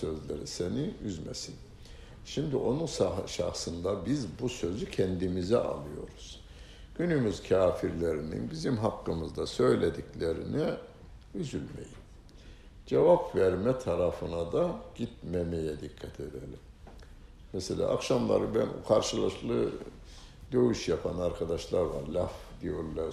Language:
Turkish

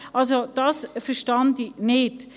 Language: Swiss German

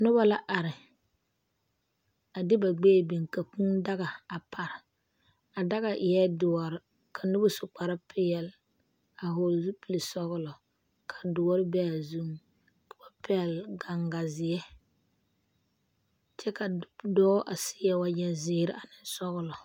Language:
Southern Dagaare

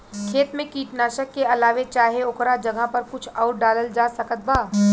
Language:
Bhojpuri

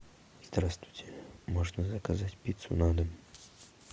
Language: Russian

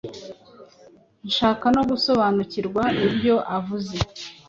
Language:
Kinyarwanda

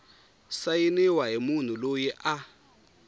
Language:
Tsonga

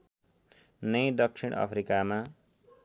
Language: Nepali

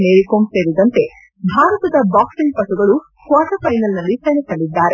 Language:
Kannada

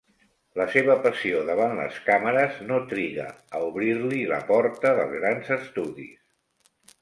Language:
Catalan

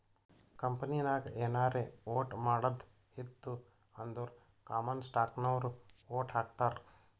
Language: Kannada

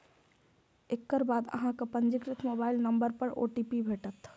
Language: Maithili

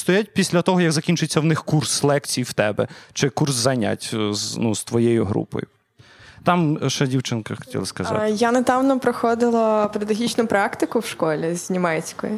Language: Ukrainian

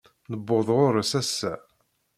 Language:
Kabyle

